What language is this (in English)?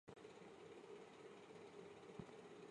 Chinese